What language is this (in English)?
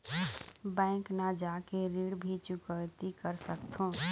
Chhattisgarhi